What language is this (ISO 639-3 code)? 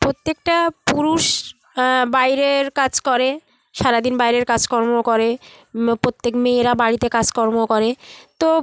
ben